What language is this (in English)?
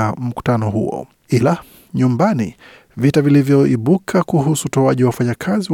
Swahili